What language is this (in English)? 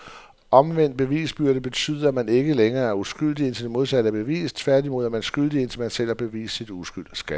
Danish